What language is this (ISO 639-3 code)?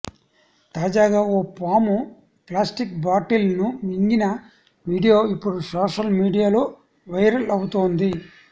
tel